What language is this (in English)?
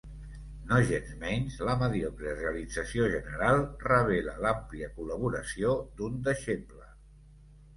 Catalan